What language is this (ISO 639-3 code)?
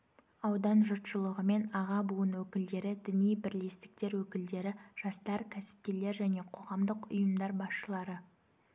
kaz